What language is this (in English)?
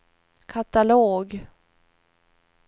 Swedish